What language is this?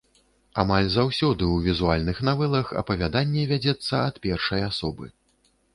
Belarusian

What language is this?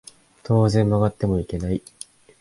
Japanese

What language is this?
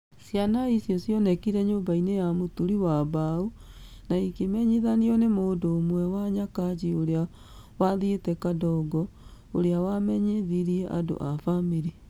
Kikuyu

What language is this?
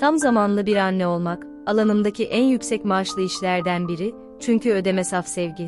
Turkish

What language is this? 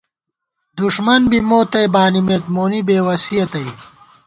Gawar-Bati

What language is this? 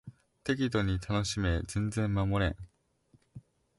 Japanese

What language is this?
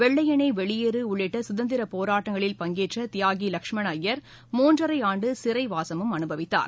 Tamil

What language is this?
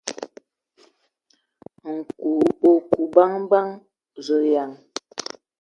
Ewondo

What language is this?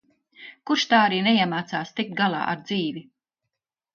Latvian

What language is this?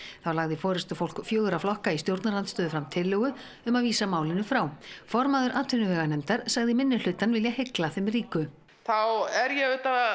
Icelandic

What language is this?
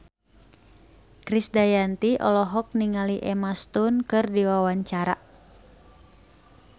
Sundanese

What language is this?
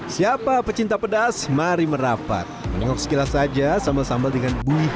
Indonesian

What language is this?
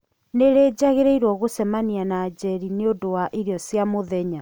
Kikuyu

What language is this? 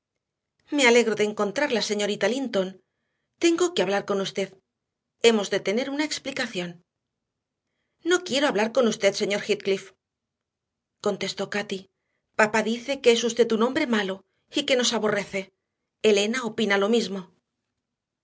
Spanish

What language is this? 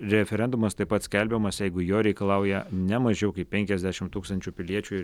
Lithuanian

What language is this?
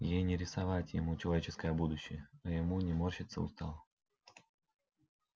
Russian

